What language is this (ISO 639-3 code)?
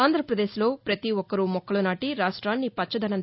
tel